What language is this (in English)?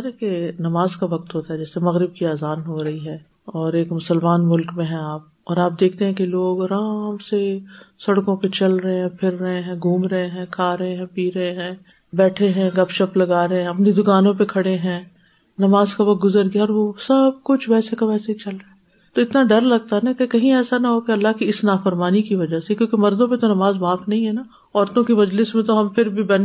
Urdu